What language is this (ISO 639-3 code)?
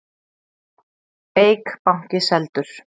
isl